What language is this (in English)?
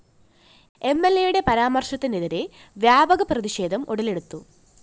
Malayalam